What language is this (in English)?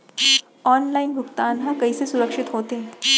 Chhattisgarhi